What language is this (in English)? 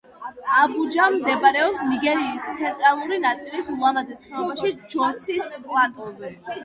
Georgian